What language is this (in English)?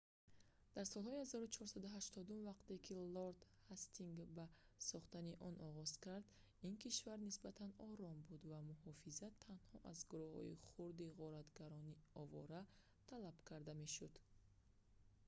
Tajik